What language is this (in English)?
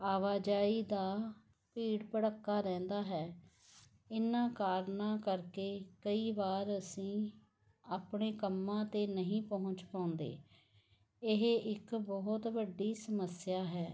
Punjabi